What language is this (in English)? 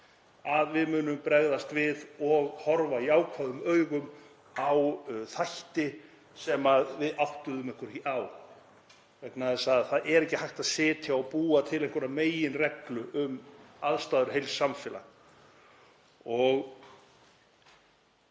Icelandic